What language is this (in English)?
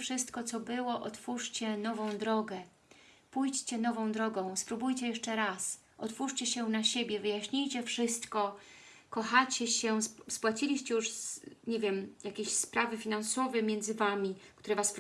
Polish